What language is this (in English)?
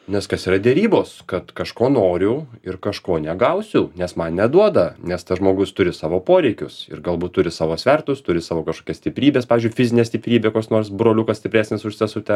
Lithuanian